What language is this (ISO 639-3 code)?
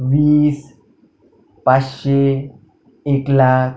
mar